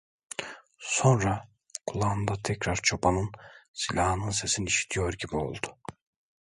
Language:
Turkish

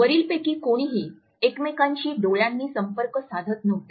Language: Marathi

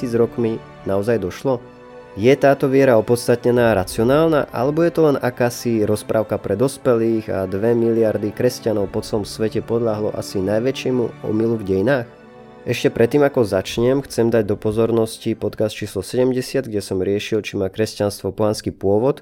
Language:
Slovak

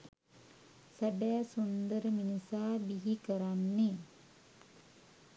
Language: Sinhala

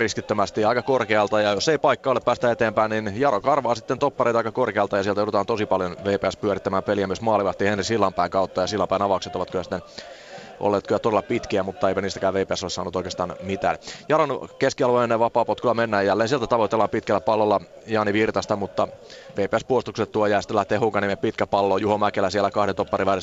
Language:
Finnish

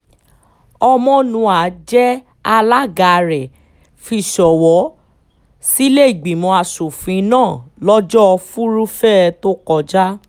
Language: Yoruba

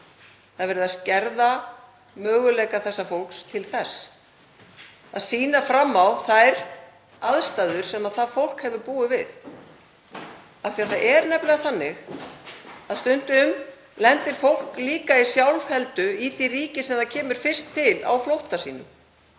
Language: Icelandic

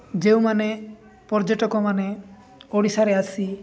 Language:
Odia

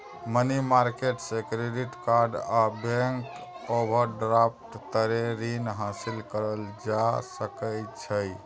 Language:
Maithili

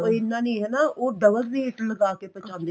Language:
Punjabi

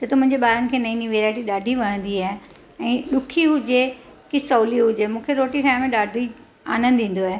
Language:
Sindhi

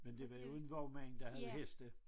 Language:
Danish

